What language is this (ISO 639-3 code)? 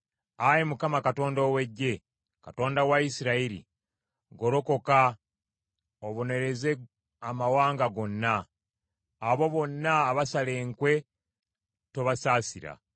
lug